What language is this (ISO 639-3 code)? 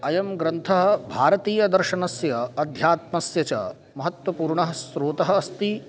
san